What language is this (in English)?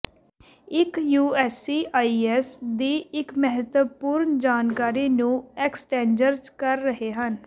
Punjabi